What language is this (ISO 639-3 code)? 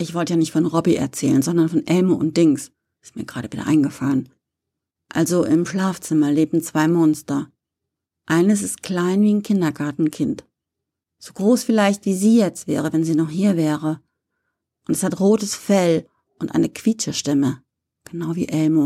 deu